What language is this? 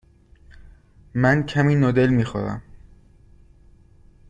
Persian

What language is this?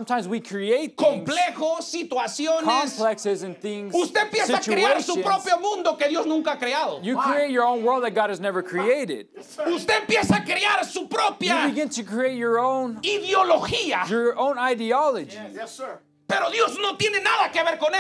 English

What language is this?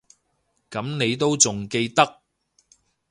Cantonese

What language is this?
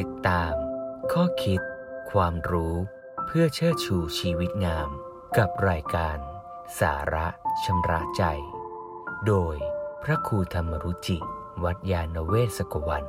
Thai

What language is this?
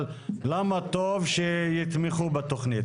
Hebrew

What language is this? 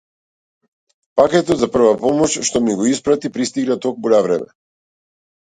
Macedonian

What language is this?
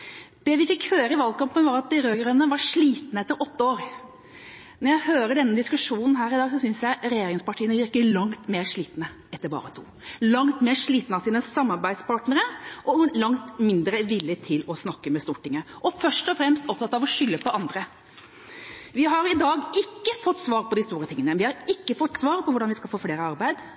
Norwegian Bokmål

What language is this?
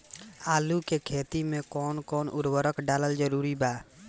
Bhojpuri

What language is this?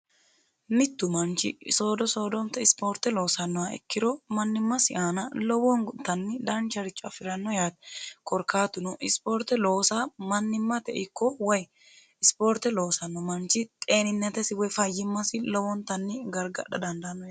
Sidamo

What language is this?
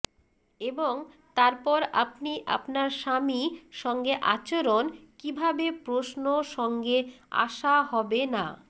Bangla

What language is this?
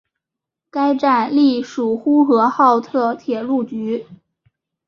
Chinese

